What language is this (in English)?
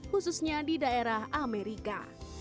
Indonesian